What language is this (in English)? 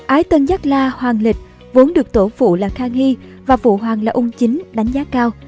Vietnamese